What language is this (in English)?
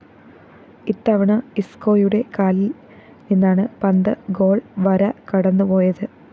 Malayalam